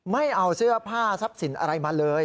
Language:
Thai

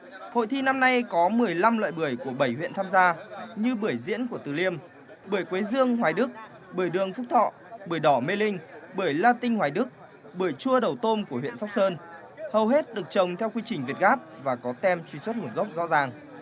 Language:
Vietnamese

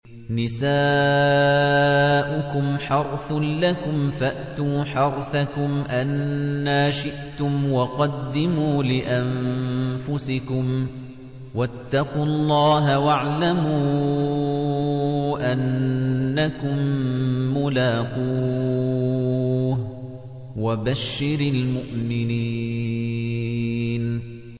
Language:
Arabic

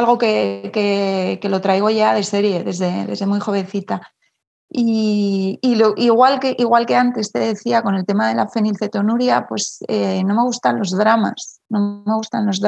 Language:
Spanish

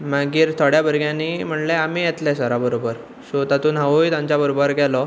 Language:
Konkani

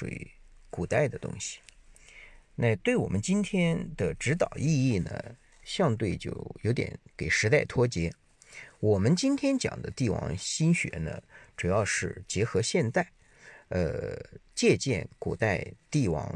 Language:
Chinese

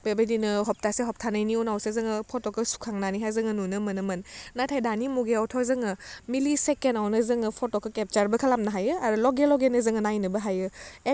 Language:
Bodo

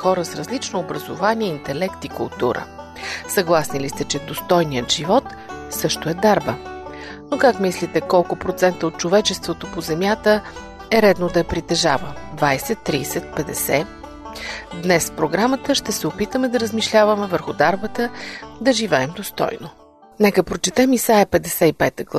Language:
Bulgarian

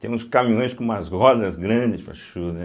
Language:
Portuguese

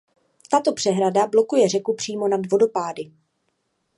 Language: Czech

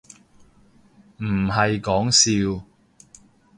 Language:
Cantonese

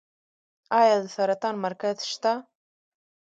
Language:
Pashto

